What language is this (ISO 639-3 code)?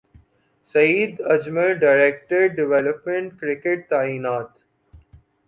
urd